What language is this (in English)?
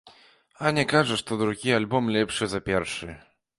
Belarusian